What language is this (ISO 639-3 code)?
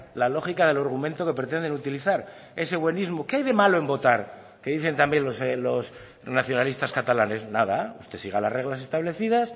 spa